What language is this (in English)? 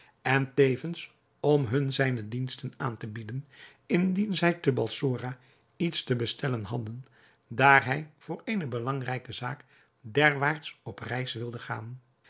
Dutch